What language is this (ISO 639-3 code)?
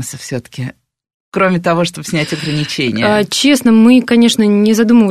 rus